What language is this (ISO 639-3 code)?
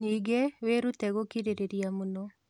kik